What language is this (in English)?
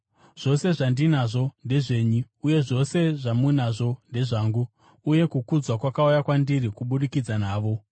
Shona